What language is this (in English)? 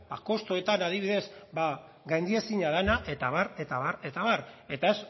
Basque